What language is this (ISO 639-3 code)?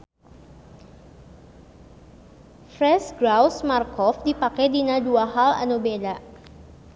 sun